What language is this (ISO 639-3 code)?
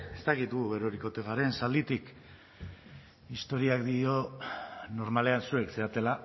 eus